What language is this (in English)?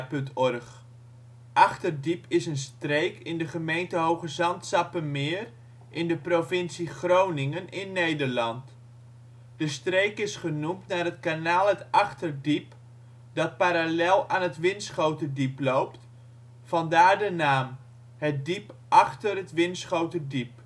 Dutch